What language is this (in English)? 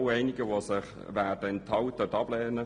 Swiss German